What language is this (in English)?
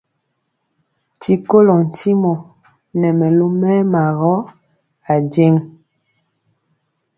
Mpiemo